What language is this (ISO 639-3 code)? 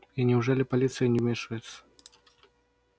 rus